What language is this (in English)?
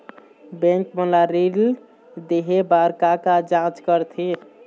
Chhattisgarhi